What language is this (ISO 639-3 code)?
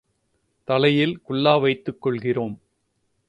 tam